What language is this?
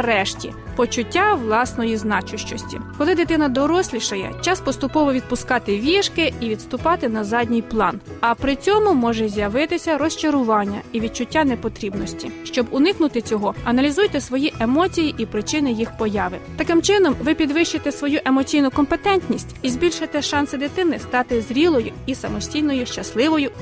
Ukrainian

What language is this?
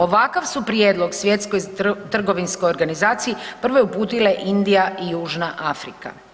Croatian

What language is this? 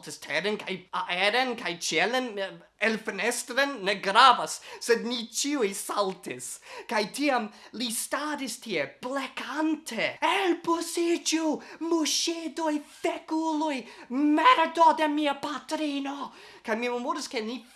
Italian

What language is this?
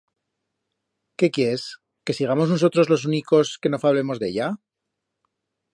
Aragonese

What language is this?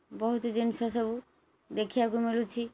Odia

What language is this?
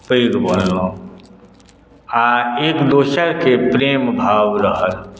Maithili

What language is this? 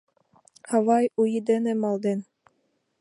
Mari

